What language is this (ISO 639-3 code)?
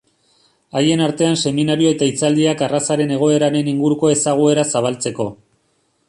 eus